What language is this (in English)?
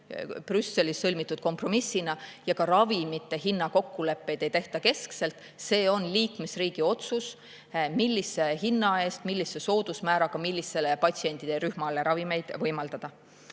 Estonian